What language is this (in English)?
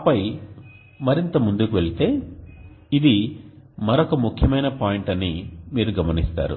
Telugu